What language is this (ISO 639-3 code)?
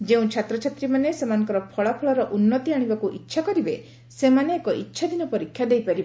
ori